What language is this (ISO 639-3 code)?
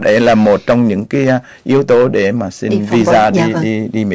vie